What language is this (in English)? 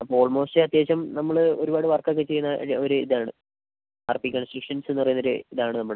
Malayalam